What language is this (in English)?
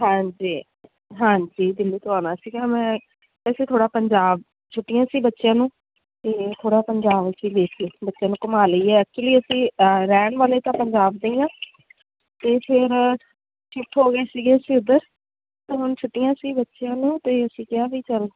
Punjabi